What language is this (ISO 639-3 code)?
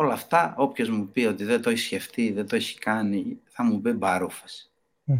ell